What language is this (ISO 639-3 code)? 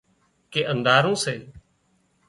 kxp